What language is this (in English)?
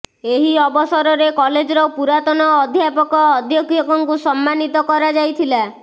Odia